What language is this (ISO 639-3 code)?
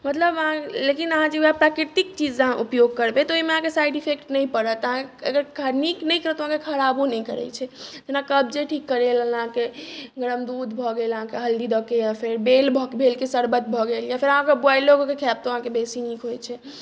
mai